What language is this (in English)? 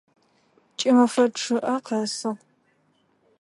Adyghe